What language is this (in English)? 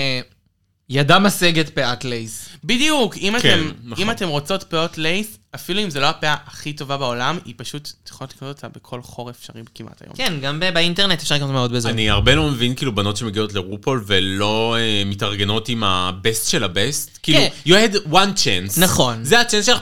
Hebrew